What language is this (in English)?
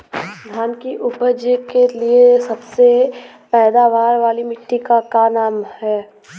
Bhojpuri